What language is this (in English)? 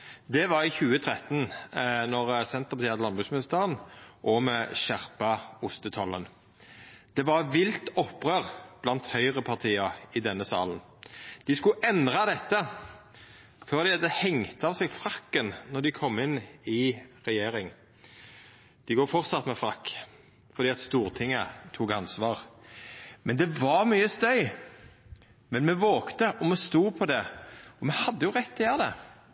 Norwegian Nynorsk